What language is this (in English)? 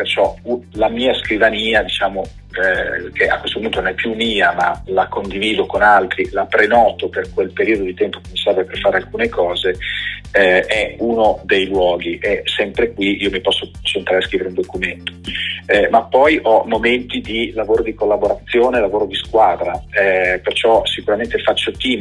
Italian